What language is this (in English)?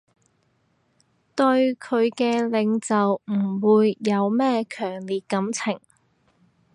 Cantonese